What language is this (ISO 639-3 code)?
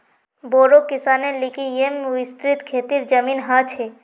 mag